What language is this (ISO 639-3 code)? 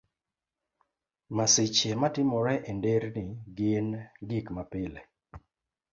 luo